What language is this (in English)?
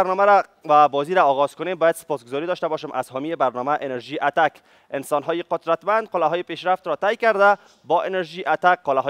Persian